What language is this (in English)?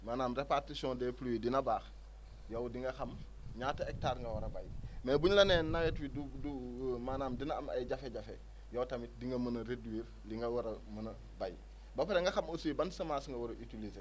Wolof